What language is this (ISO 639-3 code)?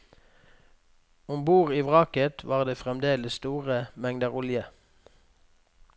nor